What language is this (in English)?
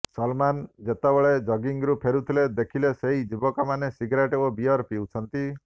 Odia